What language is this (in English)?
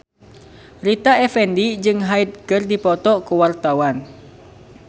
Sundanese